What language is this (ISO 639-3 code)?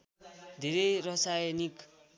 nep